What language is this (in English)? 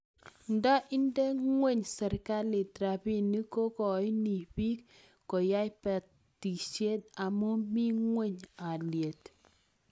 Kalenjin